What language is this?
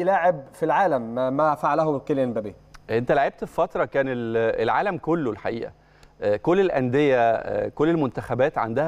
Arabic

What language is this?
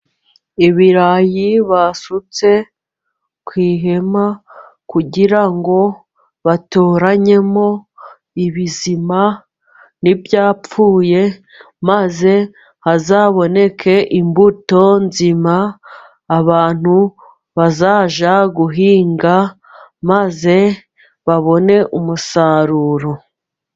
Kinyarwanda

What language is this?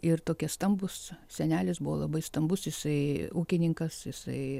Lithuanian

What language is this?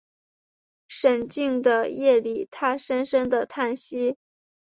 Chinese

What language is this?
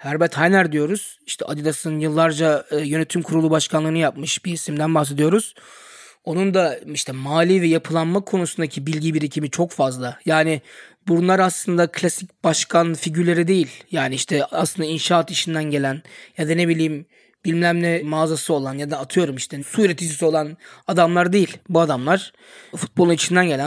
Turkish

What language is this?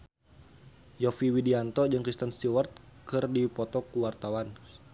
Sundanese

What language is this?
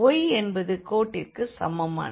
Tamil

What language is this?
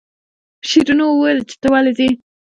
Pashto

